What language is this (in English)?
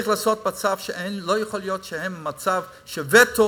Hebrew